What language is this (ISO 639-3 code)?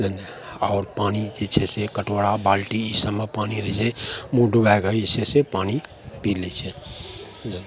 mai